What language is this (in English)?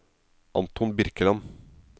Norwegian